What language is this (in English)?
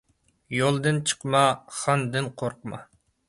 Uyghur